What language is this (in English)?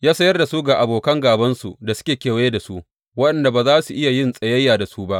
Hausa